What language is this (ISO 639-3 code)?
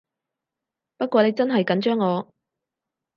yue